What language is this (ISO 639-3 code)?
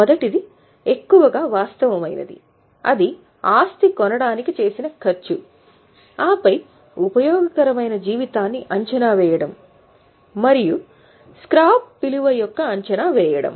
tel